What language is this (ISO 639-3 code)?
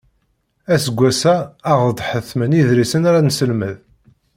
kab